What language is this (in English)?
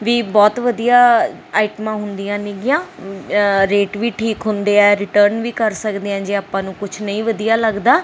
Punjabi